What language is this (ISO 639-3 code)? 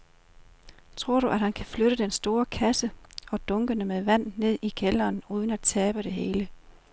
dan